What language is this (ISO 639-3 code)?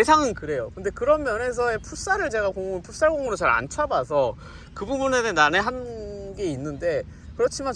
kor